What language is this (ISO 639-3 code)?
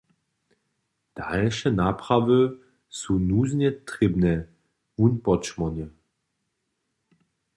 hsb